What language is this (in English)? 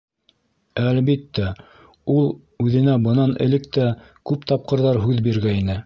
Bashkir